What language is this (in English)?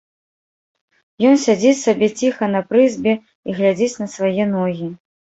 Belarusian